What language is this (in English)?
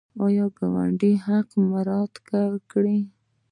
Pashto